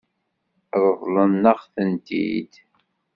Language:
Kabyle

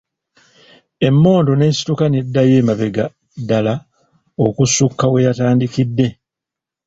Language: Ganda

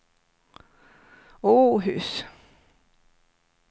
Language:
Swedish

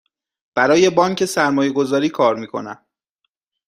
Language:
Persian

